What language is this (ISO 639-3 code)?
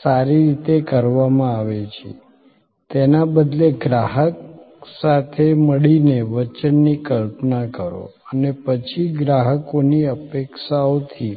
guj